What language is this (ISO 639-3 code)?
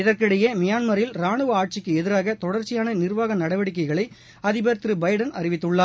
tam